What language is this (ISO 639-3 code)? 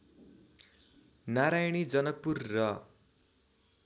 nep